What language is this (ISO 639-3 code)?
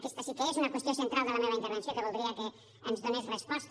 cat